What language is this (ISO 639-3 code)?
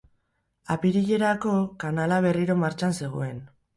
eus